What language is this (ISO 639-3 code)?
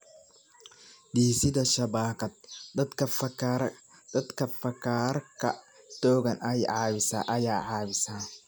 som